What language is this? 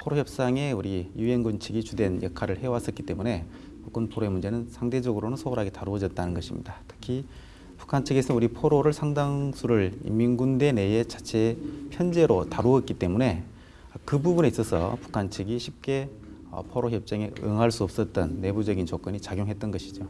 Korean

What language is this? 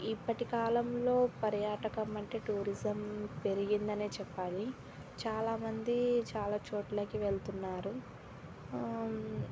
Telugu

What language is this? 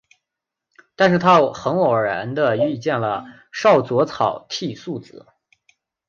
Chinese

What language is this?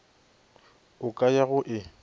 Northern Sotho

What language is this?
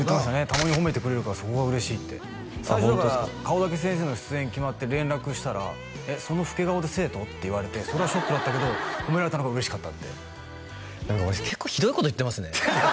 Japanese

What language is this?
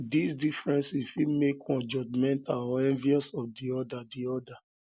Nigerian Pidgin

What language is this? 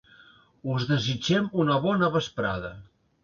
Catalan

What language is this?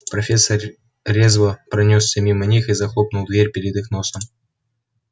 Russian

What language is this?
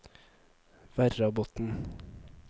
Norwegian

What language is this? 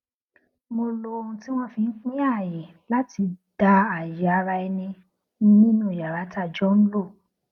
Yoruba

